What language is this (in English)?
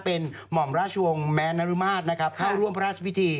Thai